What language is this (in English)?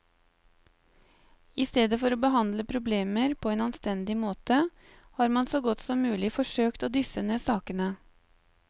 Norwegian